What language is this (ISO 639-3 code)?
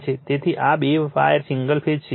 guj